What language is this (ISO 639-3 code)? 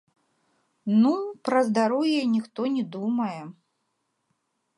bel